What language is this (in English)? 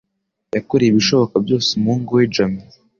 Kinyarwanda